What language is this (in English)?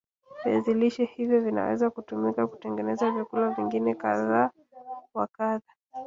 Swahili